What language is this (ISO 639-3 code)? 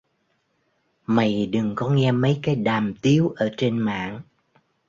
vie